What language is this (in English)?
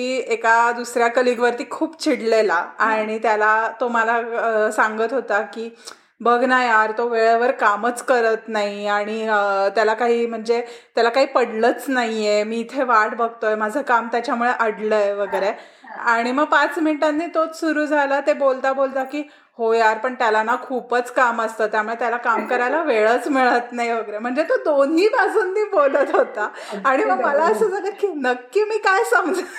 Marathi